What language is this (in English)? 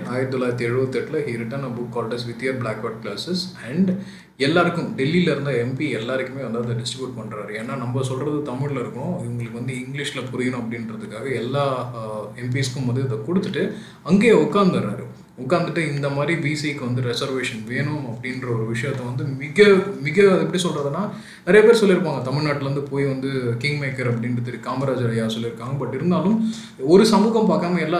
Tamil